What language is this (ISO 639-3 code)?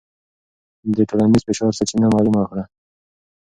pus